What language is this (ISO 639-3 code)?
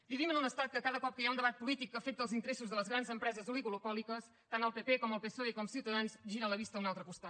cat